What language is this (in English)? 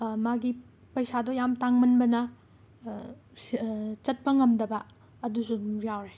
Manipuri